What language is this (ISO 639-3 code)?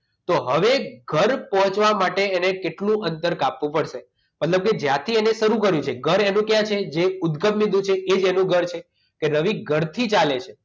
guj